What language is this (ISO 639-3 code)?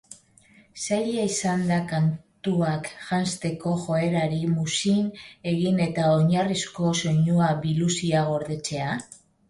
eus